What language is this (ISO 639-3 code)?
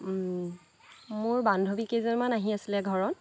asm